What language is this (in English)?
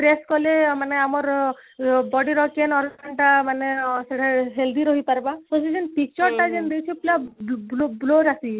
Odia